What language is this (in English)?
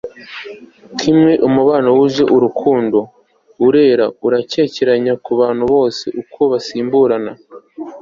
Kinyarwanda